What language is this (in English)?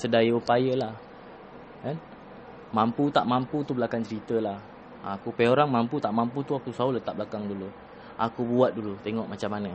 Malay